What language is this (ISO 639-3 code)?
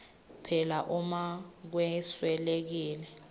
ssw